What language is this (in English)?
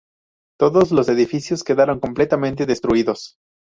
Spanish